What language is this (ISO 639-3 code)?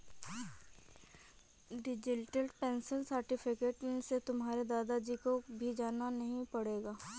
hin